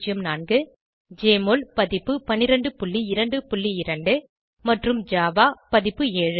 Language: Tamil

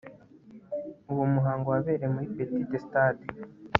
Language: Kinyarwanda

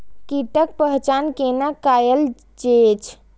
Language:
Maithili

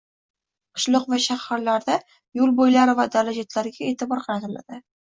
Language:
Uzbek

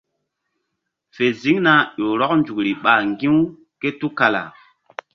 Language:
Mbum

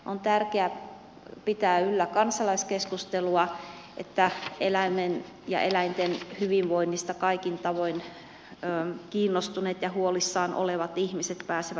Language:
Finnish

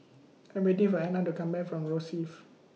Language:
English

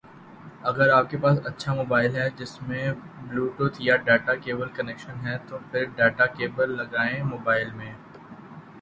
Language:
Urdu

